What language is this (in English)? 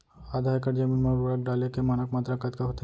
Chhattisgarhi